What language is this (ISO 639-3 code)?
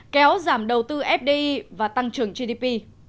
vie